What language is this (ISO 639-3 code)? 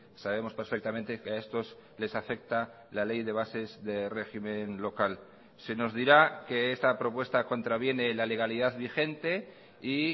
spa